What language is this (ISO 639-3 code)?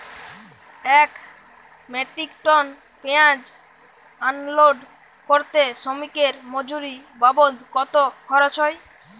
ben